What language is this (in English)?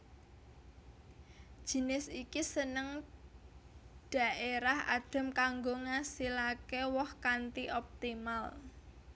Javanese